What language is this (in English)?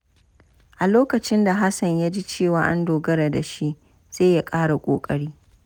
Hausa